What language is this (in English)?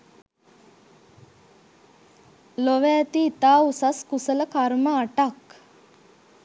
Sinhala